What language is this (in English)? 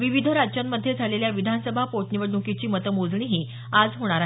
Marathi